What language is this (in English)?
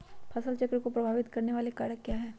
Magahi